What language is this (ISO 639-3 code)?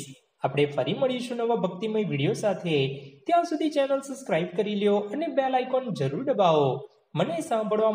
hin